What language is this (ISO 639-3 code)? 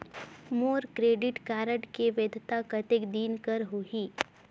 hne